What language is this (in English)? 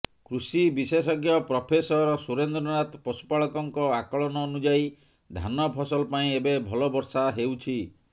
Odia